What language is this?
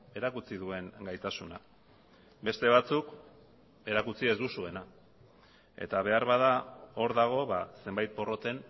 Basque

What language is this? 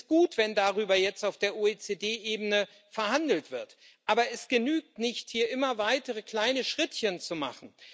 German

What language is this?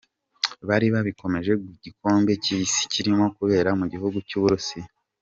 Kinyarwanda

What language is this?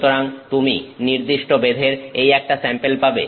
Bangla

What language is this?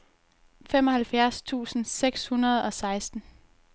Danish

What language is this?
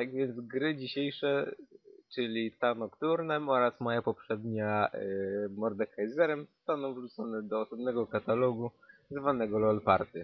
Polish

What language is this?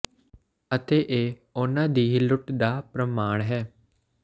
Punjabi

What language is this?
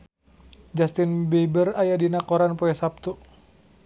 Sundanese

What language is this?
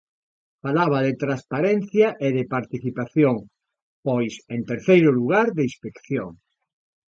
Galician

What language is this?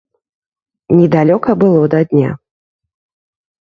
Belarusian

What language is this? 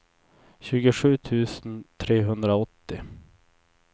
Swedish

